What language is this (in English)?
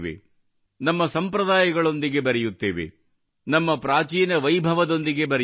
Kannada